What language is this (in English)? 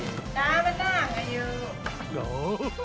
Thai